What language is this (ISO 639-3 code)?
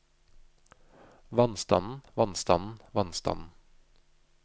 nor